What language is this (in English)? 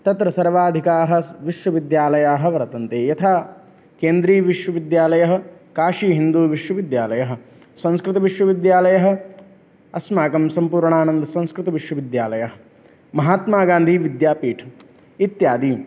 Sanskrit